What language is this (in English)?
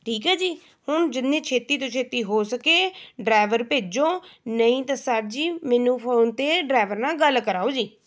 Punjabi